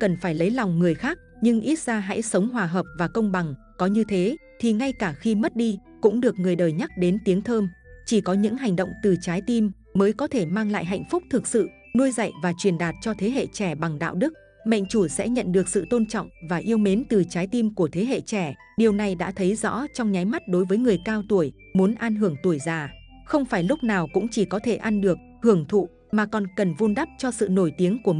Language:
Vietnamese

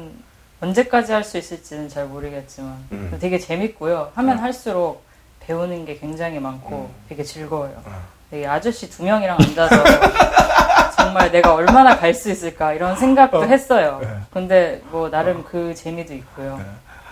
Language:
Korean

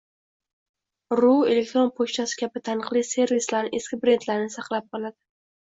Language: Uzbek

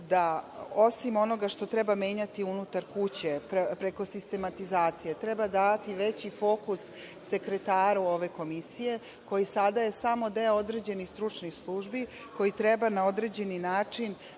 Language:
Serbian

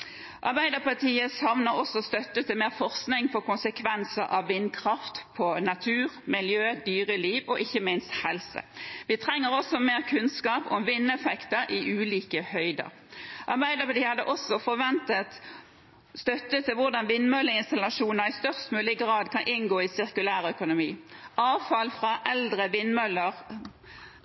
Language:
Norwegian Bokmål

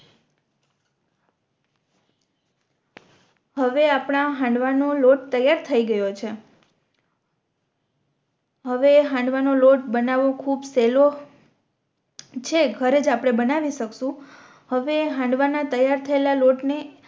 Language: Gujarati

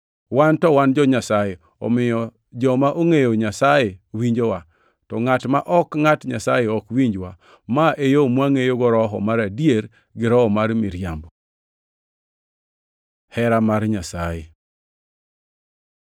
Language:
Luo (Kenya and Tanzania)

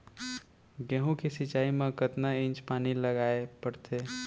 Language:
Chhattisgarhi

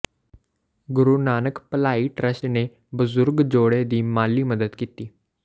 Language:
Punjabi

